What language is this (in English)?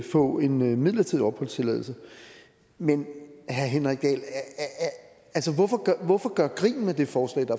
Danish